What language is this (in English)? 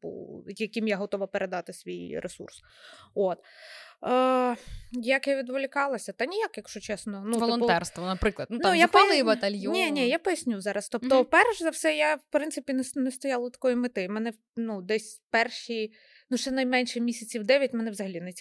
Ukrainian